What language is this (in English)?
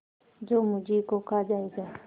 Hindi